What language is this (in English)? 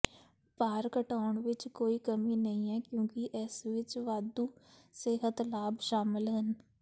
Punjabi